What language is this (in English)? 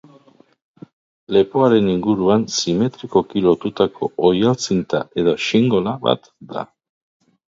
Basque